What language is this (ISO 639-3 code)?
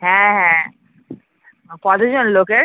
ben